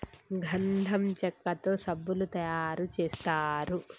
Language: Telugu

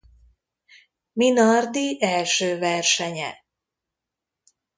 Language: Hungarian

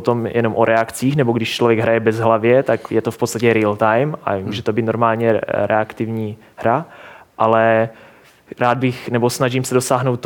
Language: Czech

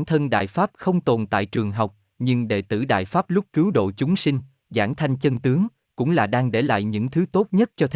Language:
Vietnamese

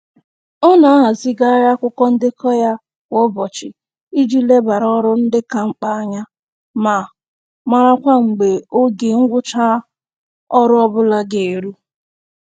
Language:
Igbo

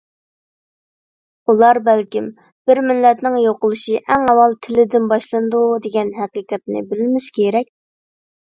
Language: Uyghur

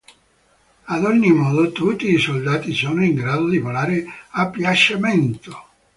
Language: Italian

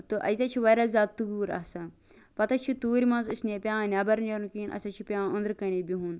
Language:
Kashmiri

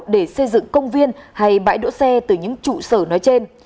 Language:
Vietnamese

